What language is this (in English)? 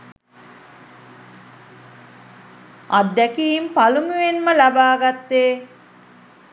Sinhala